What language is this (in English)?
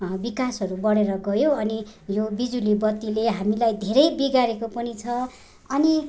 Nepali